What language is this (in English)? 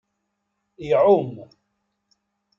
Kabyle